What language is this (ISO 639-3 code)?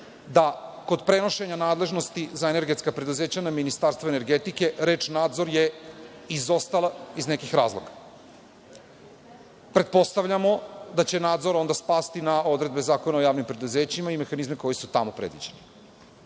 srp